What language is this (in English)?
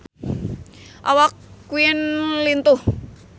Sundanese